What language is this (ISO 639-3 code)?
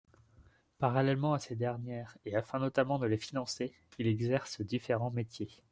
fra